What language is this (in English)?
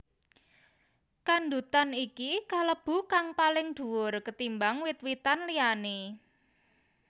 Javanese